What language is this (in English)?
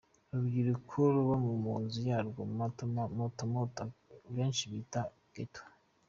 Kinyarwanda